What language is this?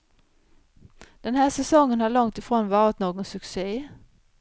Swedish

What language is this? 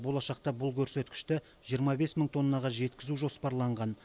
Kazakh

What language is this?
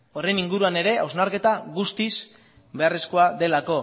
Basque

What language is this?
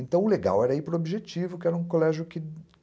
Portuguese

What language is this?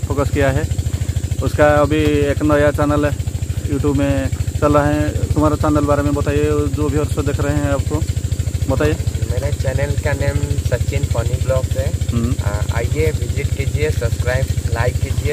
Hindi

